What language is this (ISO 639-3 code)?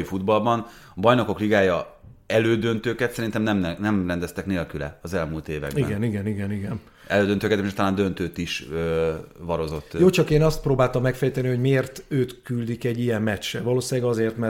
hun